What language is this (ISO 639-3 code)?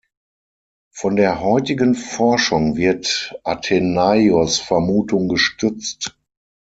deu